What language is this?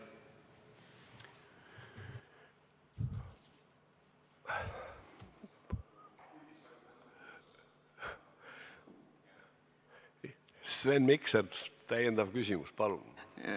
Estonian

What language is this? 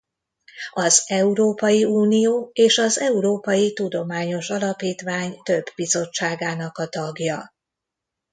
Hungarian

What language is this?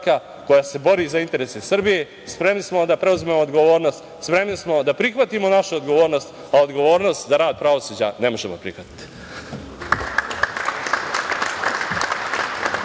Serbian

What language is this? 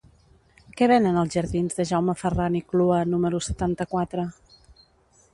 Catalan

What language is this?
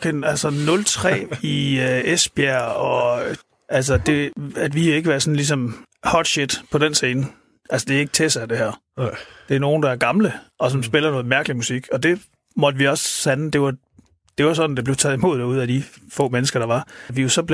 Danish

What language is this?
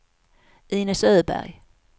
Swedish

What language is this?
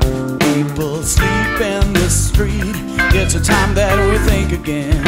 English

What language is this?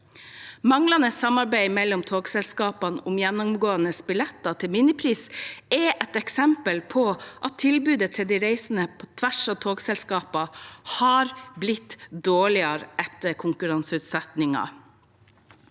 Norwegian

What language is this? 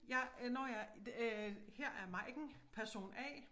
Danish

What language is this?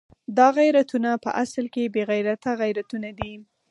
Pashto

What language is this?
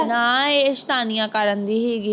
Punjabi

